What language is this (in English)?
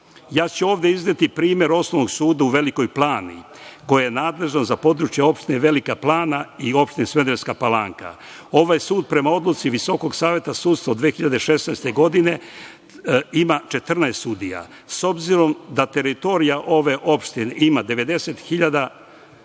Serbian